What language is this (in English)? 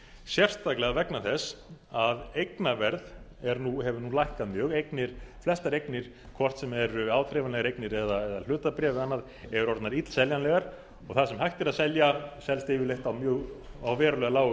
Icelandic